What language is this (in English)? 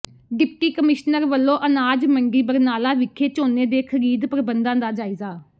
Punjabi